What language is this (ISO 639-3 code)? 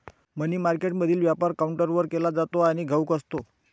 mar